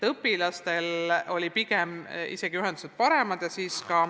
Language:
Estonian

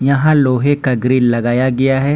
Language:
Hindi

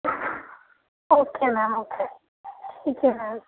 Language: Urdu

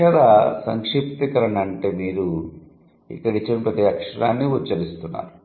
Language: Telugu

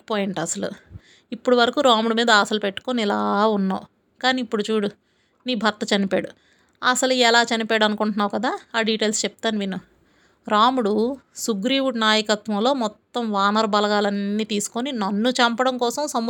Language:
Telugu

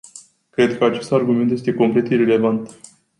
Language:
Romanian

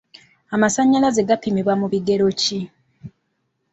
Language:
Ganda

